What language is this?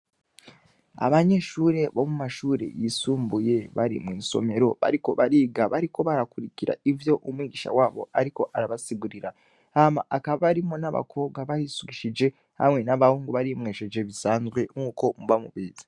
Rundi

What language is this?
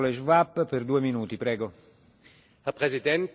German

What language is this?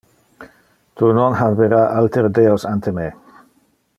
Interlingua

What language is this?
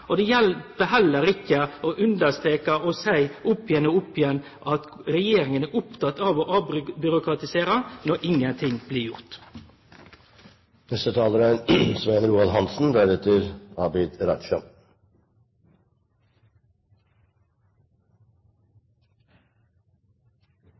Norwegian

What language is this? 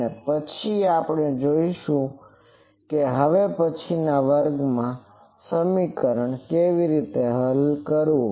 Gujarati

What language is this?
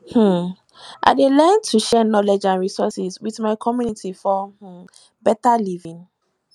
Nigerian Pidgin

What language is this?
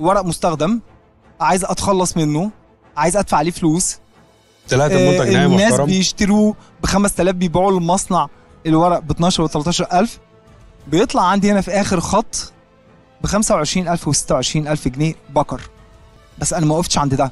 Arabic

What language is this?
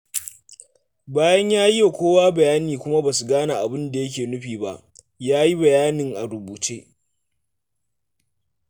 Hausa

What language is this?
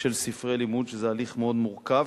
Hebrew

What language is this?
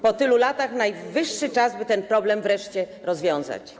Polish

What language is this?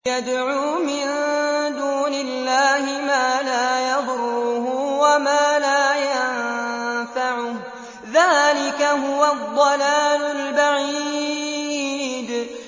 Arabic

